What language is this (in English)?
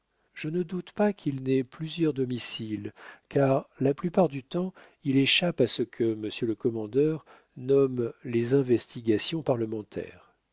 French